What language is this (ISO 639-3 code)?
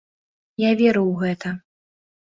bel